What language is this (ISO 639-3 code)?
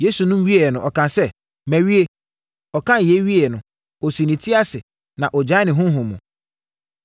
aka